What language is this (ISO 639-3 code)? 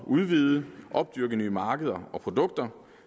dan